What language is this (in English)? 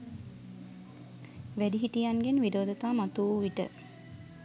Sinhala